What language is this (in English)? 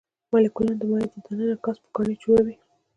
Pashto